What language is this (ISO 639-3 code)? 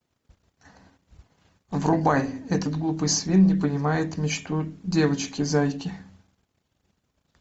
rus